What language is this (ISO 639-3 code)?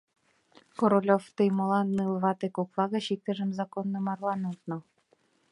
chm